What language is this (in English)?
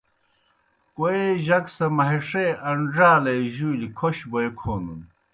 Kohistani Shina